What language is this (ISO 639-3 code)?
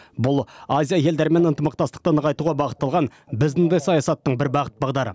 kaz